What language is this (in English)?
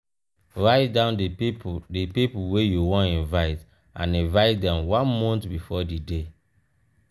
Nigerian Pidgin